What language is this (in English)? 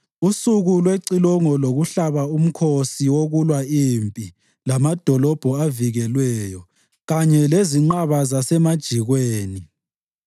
North Ndebele